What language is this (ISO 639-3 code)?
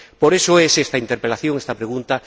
spa